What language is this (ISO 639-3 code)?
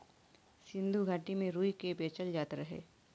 bho